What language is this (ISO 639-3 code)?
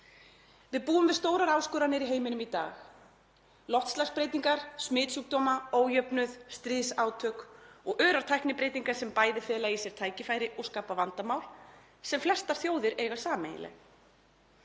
isl